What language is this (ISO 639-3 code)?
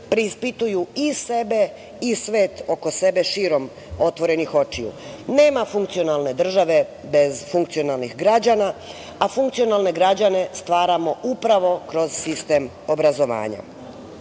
srp